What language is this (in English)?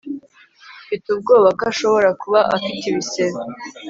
Kinyarwanda